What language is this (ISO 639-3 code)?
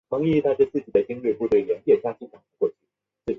zho